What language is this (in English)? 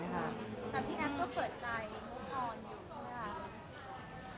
Thai